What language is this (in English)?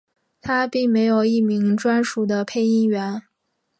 Chinese